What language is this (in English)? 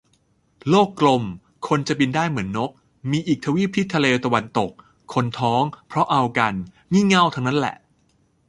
Thai